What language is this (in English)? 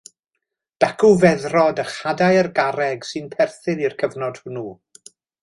Welsh